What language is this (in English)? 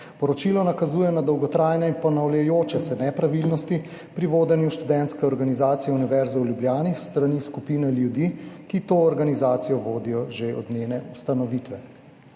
Slovenian